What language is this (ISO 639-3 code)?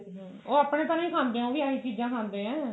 pan